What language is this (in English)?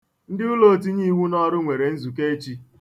Igbo